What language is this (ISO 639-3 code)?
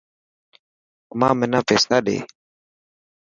mki